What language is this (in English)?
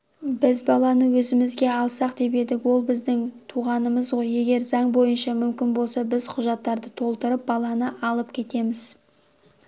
Kazakh